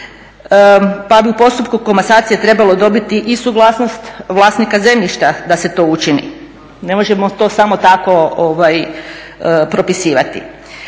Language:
Croatian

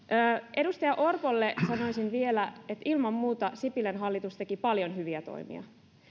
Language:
Finnish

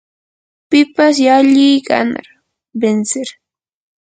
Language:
Yanahuanca Pasco Quechua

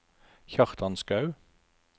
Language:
Norwegian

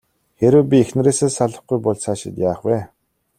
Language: Mongolian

